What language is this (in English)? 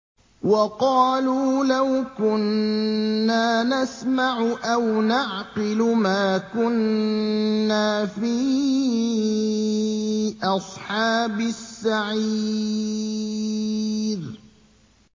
Arabic